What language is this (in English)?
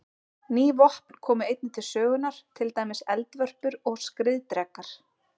Icelandic